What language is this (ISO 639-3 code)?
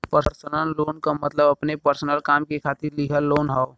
bho